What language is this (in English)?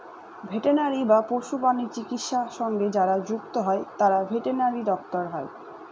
Bangla